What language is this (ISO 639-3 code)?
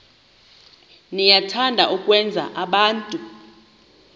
xho